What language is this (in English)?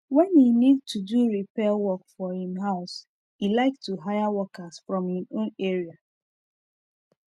Nigerian Pidgin